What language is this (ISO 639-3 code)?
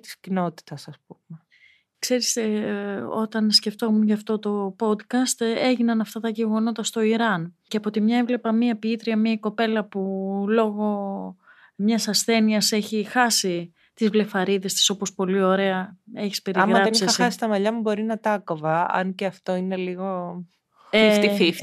ell